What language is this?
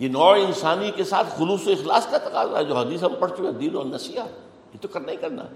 Urdu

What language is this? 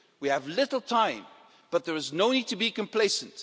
English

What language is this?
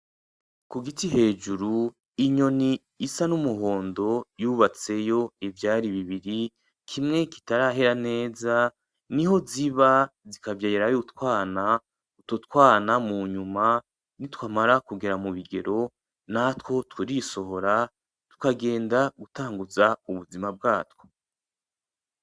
Rundi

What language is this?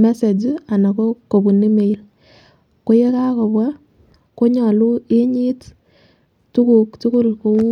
Kalenjin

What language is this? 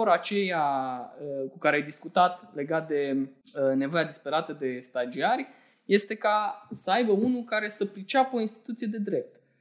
Romanian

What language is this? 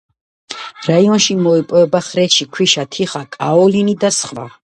Georgian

